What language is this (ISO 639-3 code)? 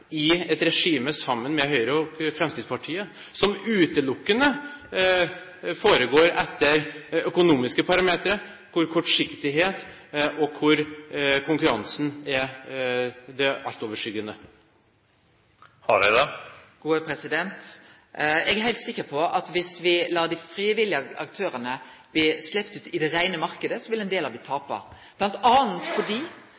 nor